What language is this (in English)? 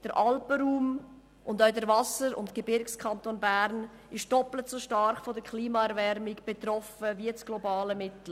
Swiss German